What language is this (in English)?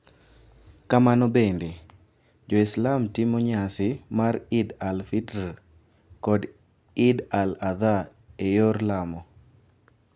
Luo (Kenya and Tanzania)